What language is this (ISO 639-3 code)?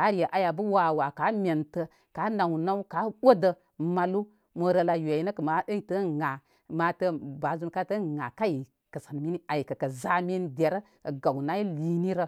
kmy